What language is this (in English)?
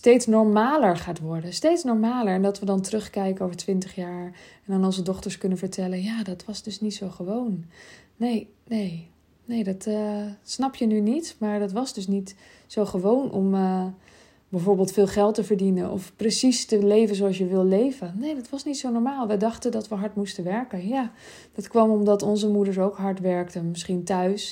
Dutch